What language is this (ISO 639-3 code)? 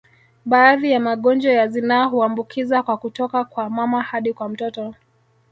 swa